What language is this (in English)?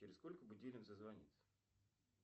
Russian